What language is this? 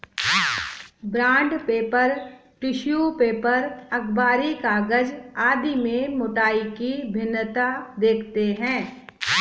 Hindi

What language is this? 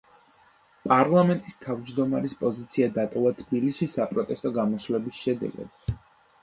Georgian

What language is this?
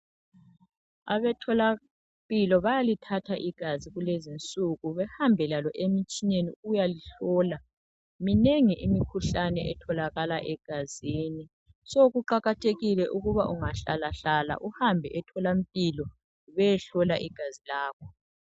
North Ndebele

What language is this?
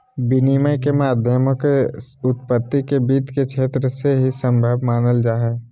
Magahi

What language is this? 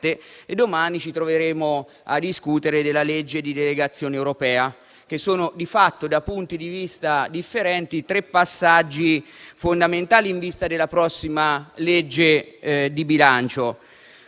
Italian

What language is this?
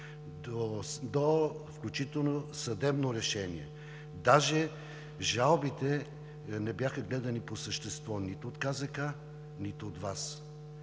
Bulgarian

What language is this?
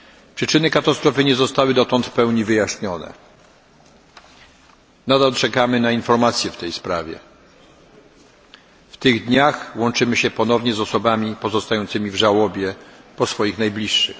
Polish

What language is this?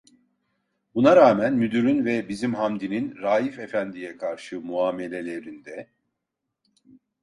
Turkish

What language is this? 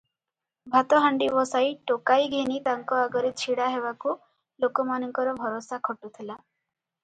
Odia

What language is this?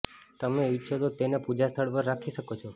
Gujarati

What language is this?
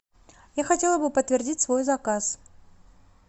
Russian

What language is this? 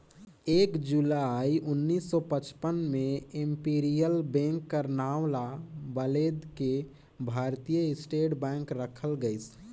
Chhattisgarhi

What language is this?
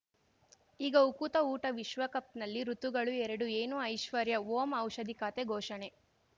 Kannada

